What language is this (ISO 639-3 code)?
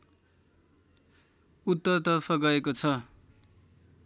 nep